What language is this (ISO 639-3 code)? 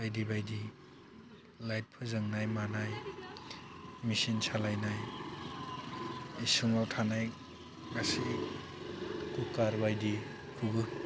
brx